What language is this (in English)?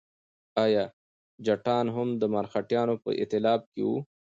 Pashto